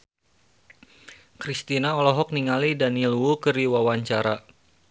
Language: Sundanese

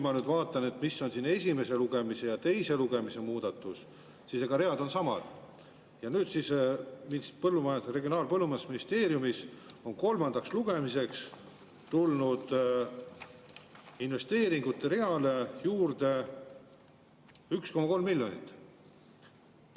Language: Estonian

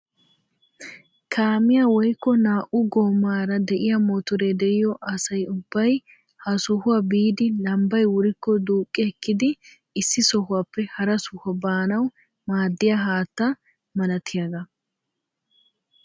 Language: Wolaytta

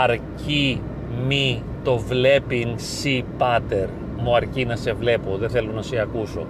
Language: Greek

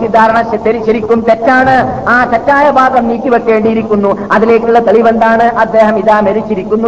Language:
Malayalam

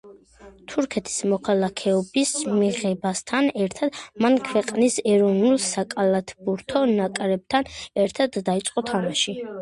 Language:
Georgian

